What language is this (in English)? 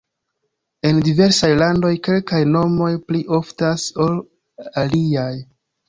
Esperanto